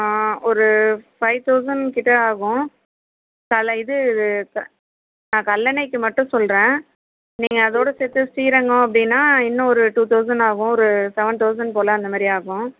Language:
Tamil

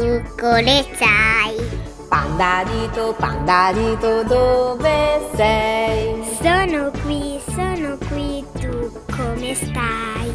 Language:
Italian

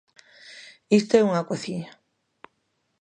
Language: Galician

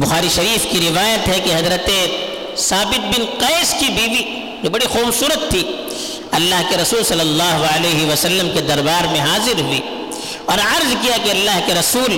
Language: Urdu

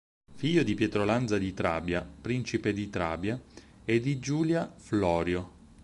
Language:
Italian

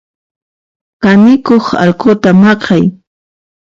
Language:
Puno Quechua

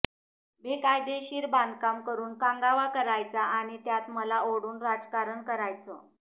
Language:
Marathi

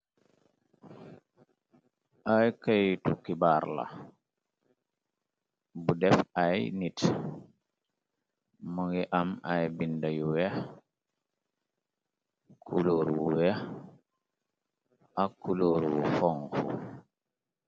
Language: Wolof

